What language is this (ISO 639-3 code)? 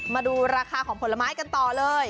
tha